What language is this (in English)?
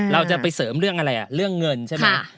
Thai